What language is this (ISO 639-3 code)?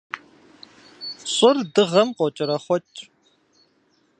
kbd